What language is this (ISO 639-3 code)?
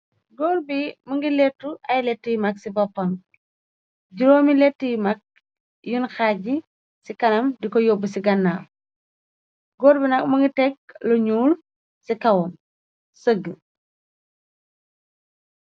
wol